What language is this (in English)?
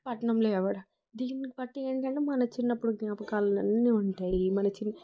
Telugu